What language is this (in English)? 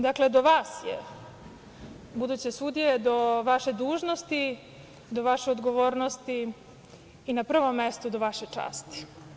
Serbian